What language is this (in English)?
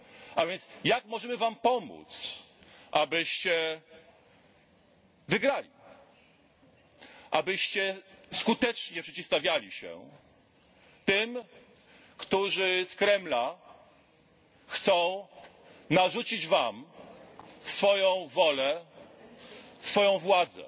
Polish